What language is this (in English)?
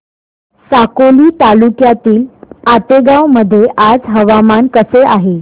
Marathi